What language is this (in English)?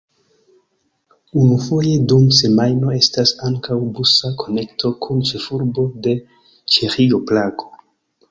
Esperanto